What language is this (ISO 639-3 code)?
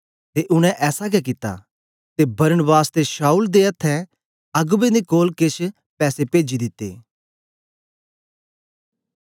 doi